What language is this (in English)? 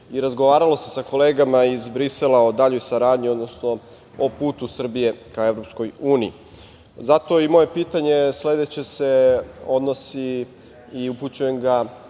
Serbian